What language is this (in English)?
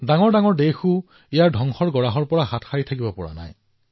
Assamese